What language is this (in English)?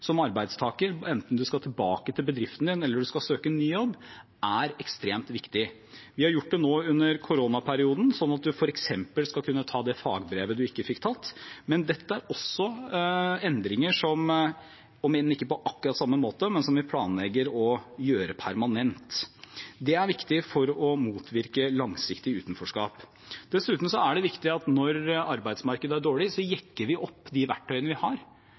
Norwegian Bokmål